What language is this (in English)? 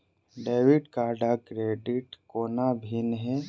Maithili